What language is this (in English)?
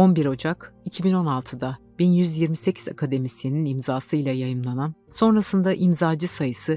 Turkish